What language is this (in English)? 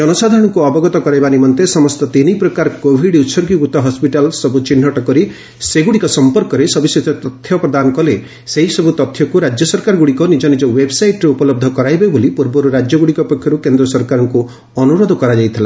Odia